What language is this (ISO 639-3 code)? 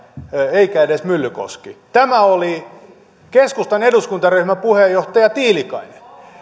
fin